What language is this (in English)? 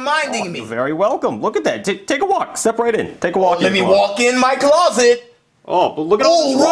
English